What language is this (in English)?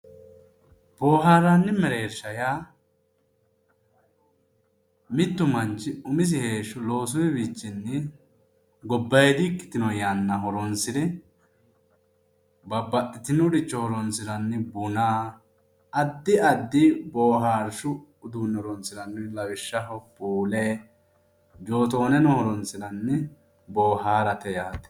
Sidamo